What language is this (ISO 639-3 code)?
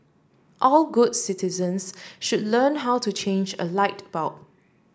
eng